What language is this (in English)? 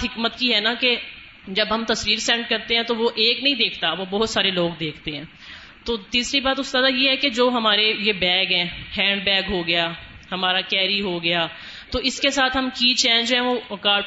Urdu